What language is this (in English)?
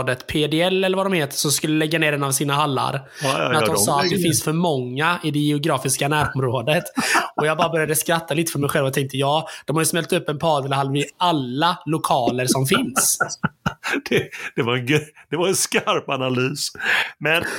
Swedish